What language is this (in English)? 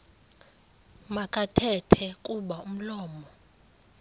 Xhosa